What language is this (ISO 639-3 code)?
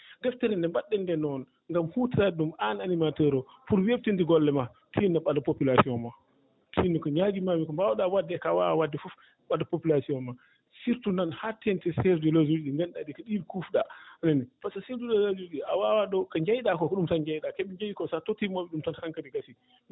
ful